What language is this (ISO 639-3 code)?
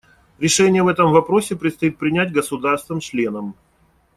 rus